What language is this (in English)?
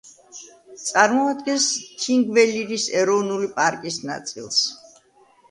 Georgian